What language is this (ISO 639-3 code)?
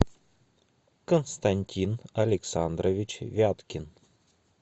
rus